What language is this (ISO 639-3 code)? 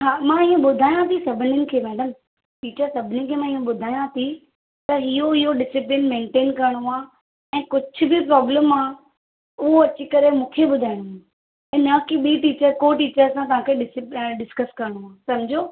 snd